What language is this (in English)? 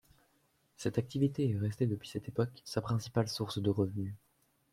French